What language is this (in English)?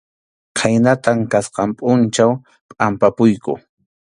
Arequipa-La Unión Quechua